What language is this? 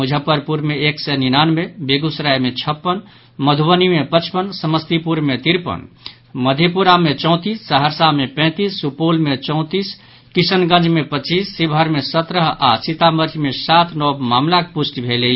Maithili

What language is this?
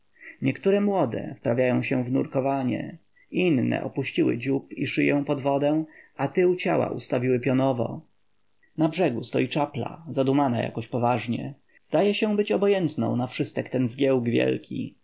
Polish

